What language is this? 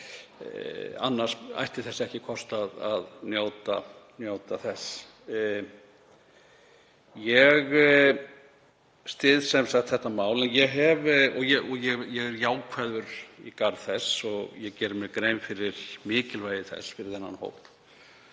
Icelandic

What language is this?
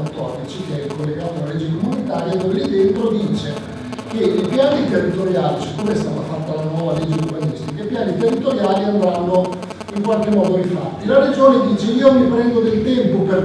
Italian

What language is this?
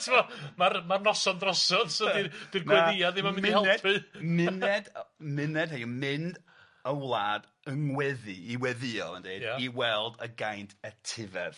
Welsh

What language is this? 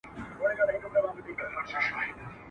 Pashto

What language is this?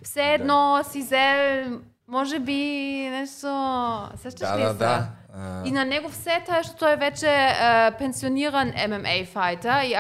Bulgarian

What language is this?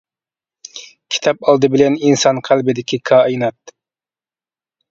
Uyghur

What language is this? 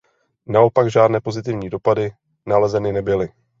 Czech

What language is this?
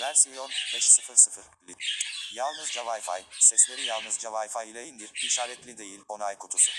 Turkish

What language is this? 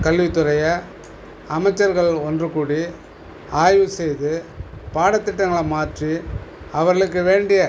Tamil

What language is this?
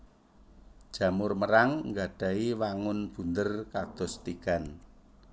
Javanese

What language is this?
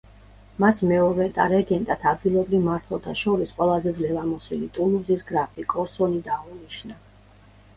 Georgian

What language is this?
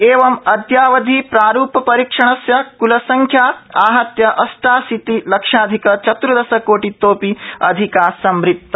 Sanskrit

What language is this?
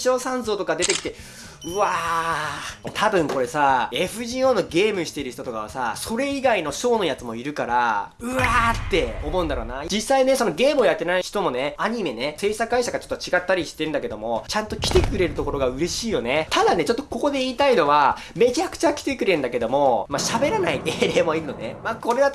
Japanese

